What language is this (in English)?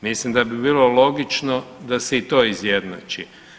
Croatian